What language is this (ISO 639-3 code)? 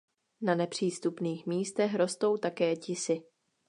ces